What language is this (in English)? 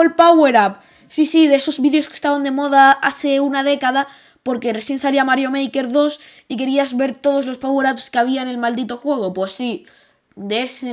Spanish